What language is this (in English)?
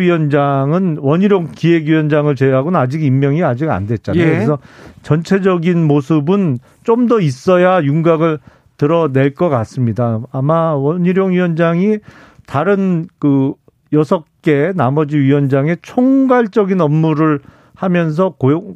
Korean